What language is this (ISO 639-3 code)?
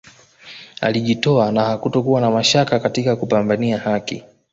swa